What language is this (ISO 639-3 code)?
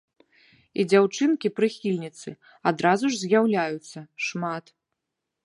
bel